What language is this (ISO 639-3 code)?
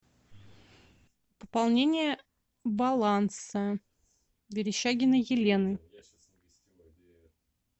rus